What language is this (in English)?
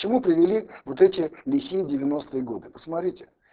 Russian